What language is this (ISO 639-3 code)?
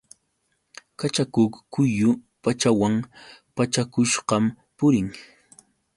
qux